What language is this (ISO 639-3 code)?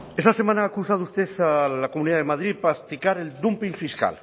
spa